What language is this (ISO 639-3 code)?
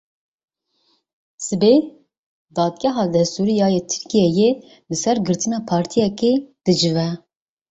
kur